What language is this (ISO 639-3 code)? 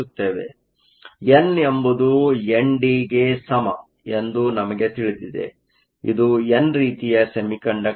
kan